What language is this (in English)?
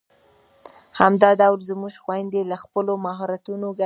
Pashto